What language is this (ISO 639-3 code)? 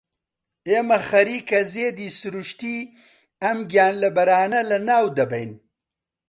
ckb